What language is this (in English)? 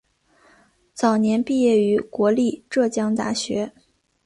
Chinese